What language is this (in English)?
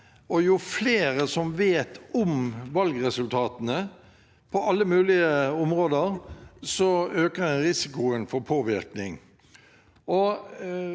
Norwegian